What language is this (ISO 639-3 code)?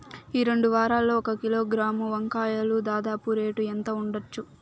tel